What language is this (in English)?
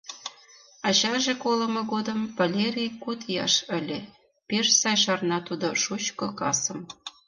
Mari